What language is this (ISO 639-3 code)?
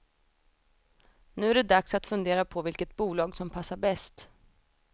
swe